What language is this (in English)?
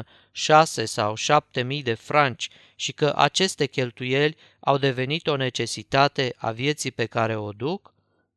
Romanian